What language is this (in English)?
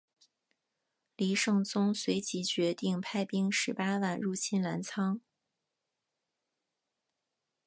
Chinese